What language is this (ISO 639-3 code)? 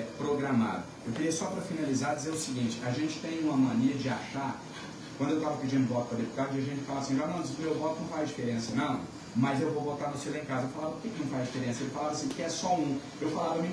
por